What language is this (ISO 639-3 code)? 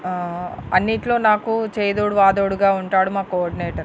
tel